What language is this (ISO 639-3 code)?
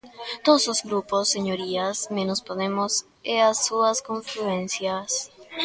glg